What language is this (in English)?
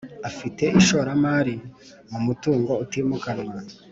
Kinyarwanda